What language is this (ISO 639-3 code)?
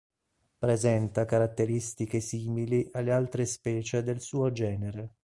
ita